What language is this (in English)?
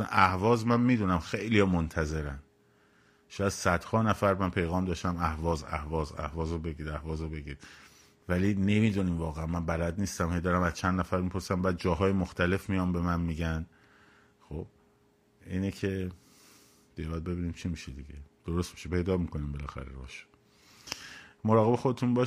Persian